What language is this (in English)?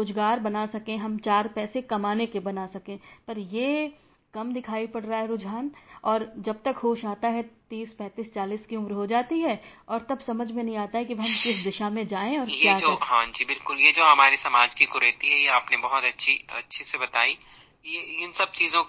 Hindi